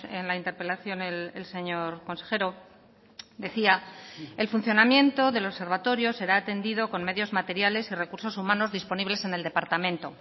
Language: Spanish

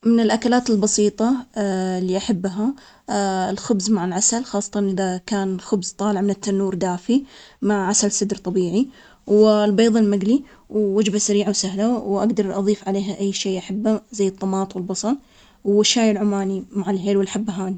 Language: Omani Arabic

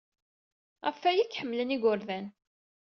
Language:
Kabyle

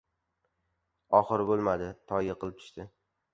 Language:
Uzbek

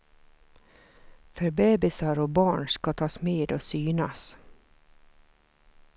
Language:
Swedish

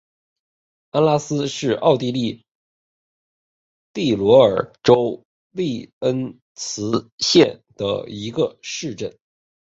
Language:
Chinese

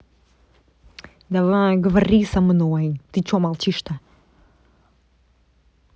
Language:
Russian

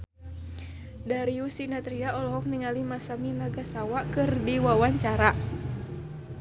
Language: Sundanese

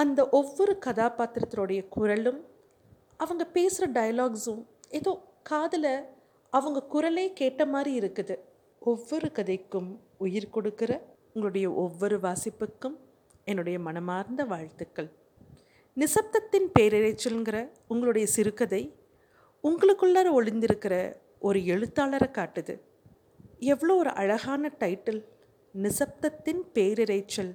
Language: Tamil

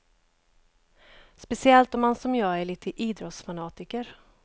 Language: Swedish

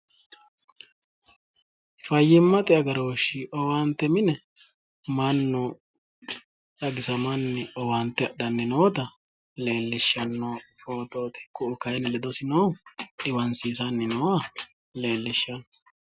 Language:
Sidamo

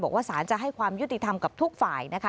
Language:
Thai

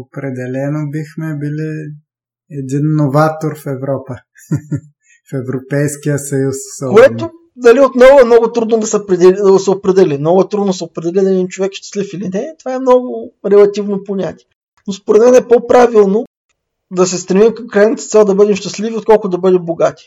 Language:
Bulgarian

